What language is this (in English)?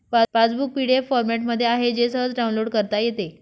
Marathi